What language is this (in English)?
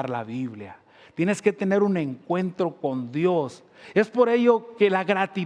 Spanish